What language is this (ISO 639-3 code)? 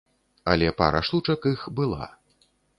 bel